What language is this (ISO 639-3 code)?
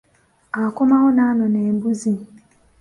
lug